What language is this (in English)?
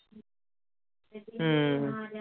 Punjabi